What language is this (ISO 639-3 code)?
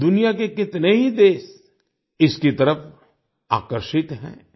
hin